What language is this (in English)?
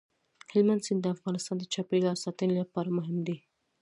Pashto